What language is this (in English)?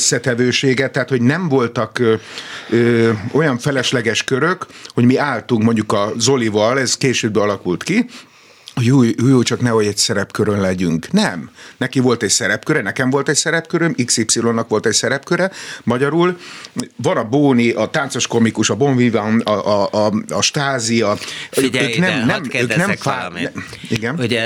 Hungarian